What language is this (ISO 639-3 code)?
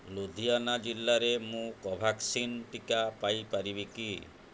ori